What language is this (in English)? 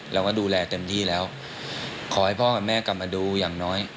Thai